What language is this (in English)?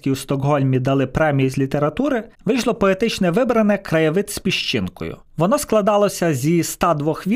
Ukrainian